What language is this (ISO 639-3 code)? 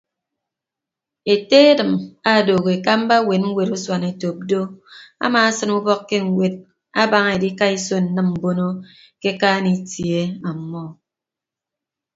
ibb